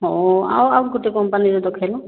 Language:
Odia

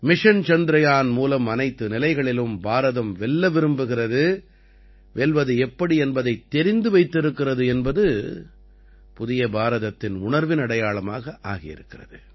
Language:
Tamil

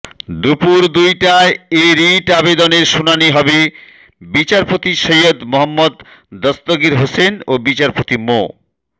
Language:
Bangla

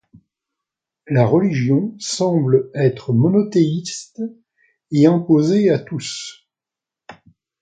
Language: French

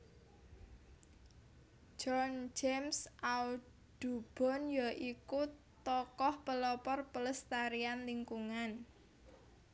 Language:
Javanese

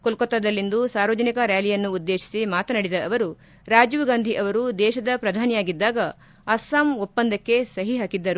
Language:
Kannada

